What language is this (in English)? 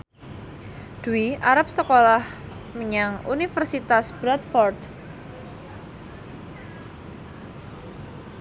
Javanese